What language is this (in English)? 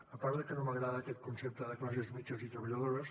Catalan